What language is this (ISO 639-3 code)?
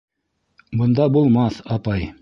bak